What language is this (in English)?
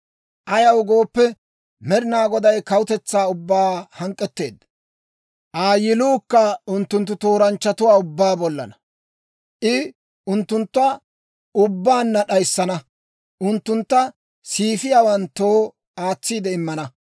Dawro